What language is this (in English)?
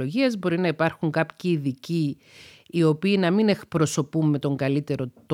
Greek